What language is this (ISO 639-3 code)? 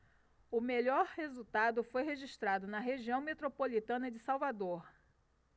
por